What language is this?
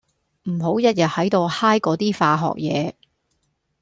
Cantonese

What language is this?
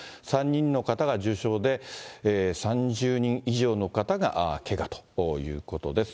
Japanese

